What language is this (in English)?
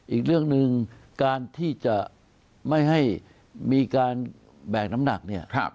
Thai